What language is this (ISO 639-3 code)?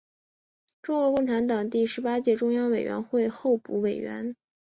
zho